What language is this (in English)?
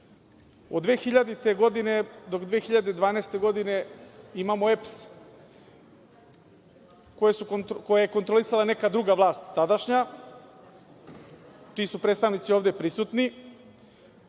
Serbian